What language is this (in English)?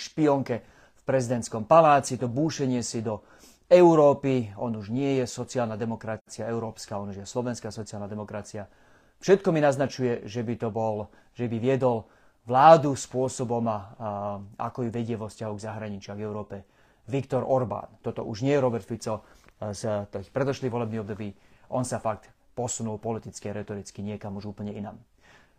Slovak